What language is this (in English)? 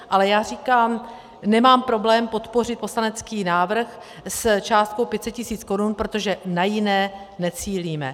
Czech